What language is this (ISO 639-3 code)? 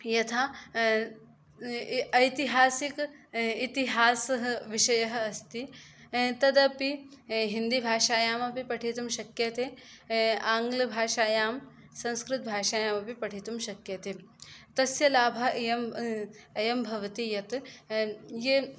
san